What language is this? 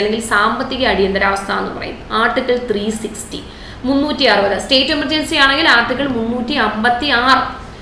Malayalam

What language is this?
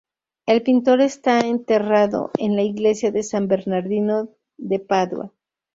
Spanish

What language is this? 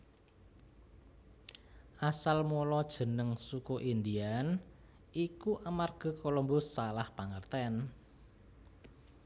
Javanese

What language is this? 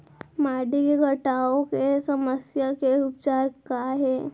Chhattisgarhi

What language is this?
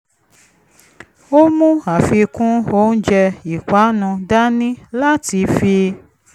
Yoruba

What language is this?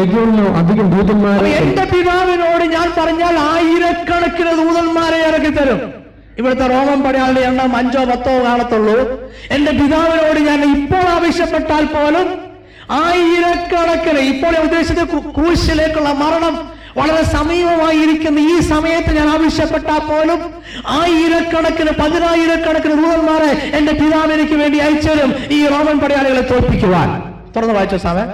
Malayalam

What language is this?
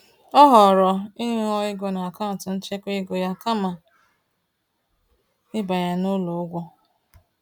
Igbo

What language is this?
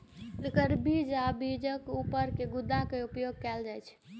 Maithili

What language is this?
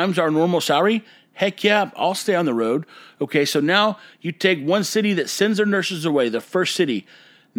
English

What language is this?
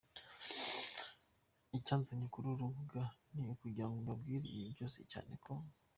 Kinyarwanda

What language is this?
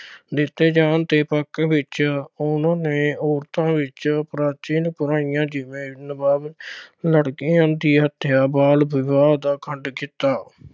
Punjabi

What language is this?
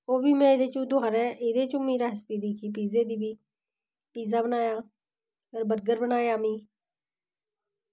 Dogri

